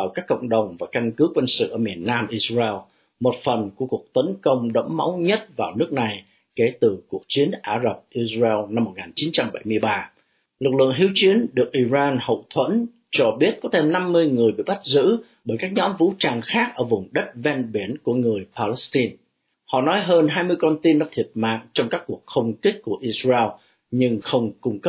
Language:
Vietnamese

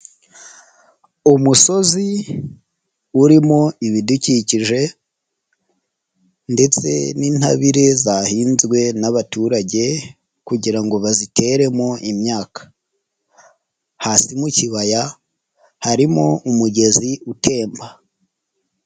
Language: Kinyarwanda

